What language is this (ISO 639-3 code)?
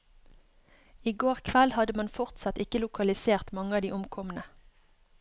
nor